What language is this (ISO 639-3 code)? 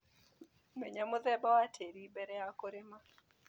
kik